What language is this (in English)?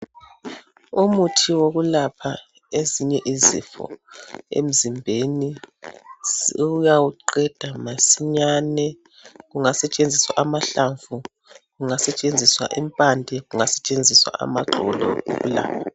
North Ndebele